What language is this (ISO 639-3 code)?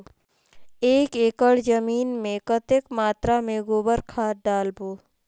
hne